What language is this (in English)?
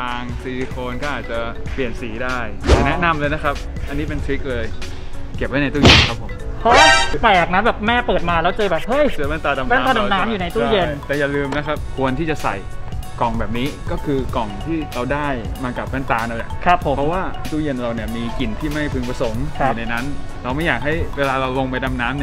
Thai